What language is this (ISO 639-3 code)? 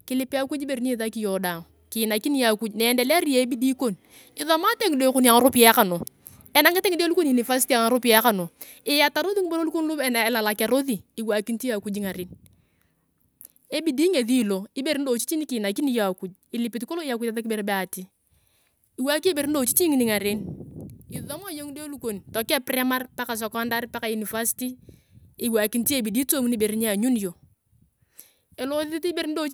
tuv